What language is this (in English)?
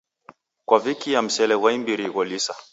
Taita